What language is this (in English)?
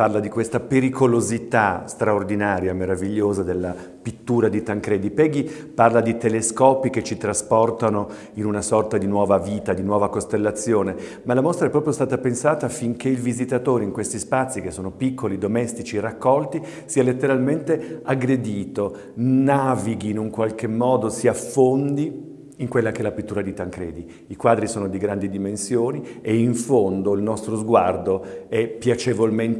Italian